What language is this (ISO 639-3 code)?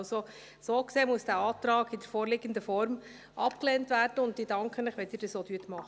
gsw